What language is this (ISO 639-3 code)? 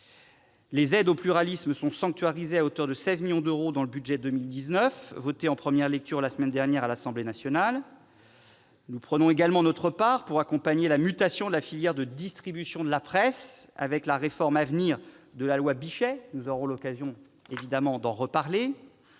fra